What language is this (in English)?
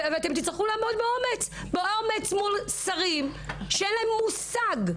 Hebrew